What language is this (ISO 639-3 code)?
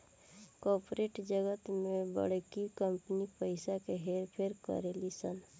bho